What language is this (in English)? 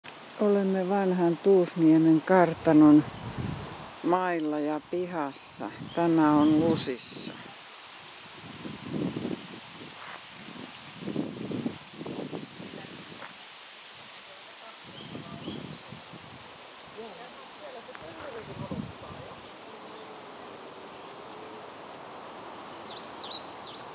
Finnish